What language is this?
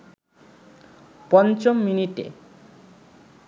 Bangla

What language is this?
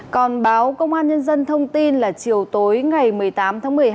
Vietnamese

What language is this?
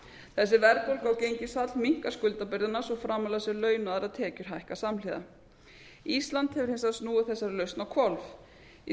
Icelandic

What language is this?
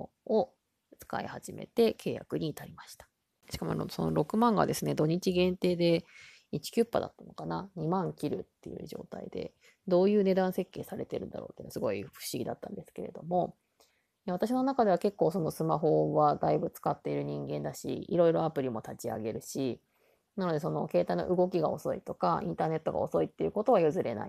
Japanese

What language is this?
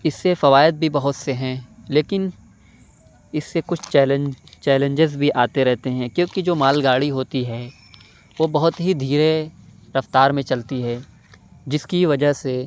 Urdu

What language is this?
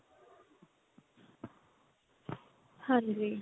Punjabi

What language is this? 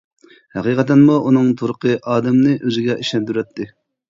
Uyghur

